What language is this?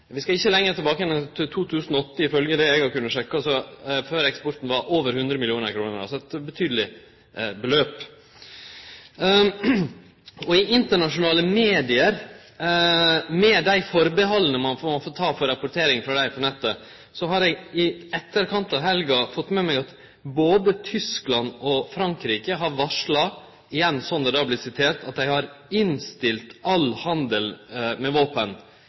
Norwegian Nynorsk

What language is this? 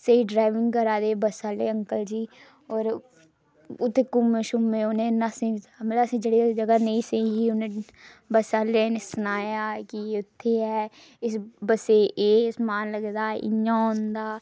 Dogri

